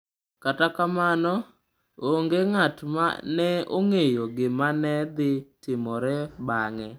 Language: Luo (Kenya and Tanzania)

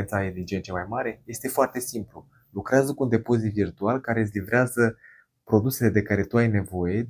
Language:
Romanian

